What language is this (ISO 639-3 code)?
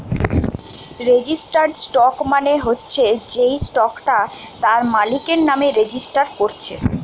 ben